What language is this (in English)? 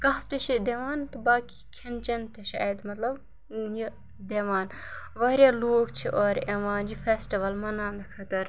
Kashmiri